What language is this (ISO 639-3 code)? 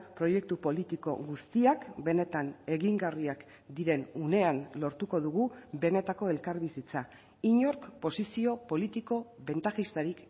eus